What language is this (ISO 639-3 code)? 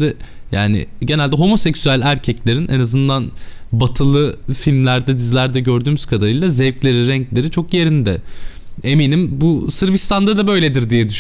tur